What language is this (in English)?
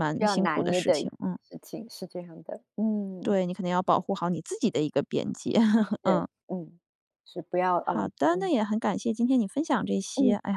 Chinese